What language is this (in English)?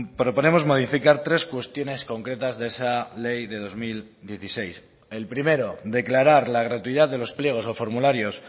Spanish